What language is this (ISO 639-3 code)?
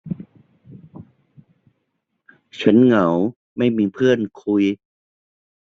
tha